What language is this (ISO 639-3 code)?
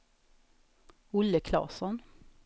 swe